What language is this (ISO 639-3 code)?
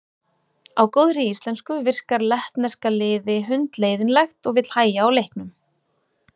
isl